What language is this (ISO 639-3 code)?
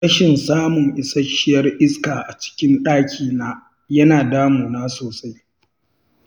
hau